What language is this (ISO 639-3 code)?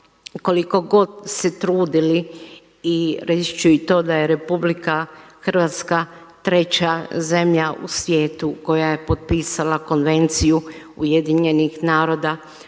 hrv